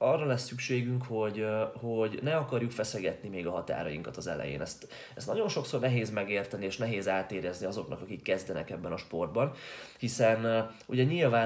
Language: Hungarian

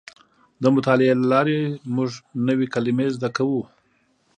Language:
Pashto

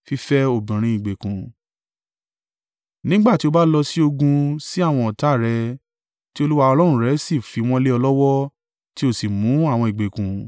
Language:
Yoruba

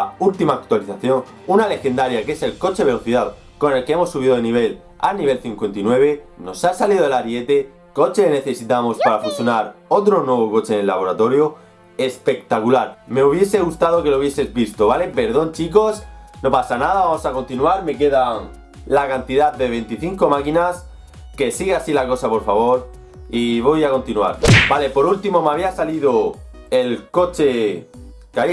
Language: Spanish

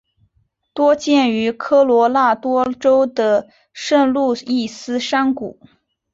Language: Chinese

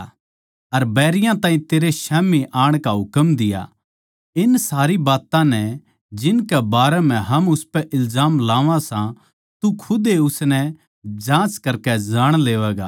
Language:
Haryanvi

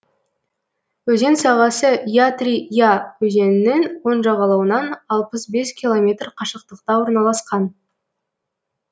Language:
Kazakh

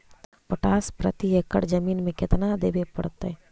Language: Magahi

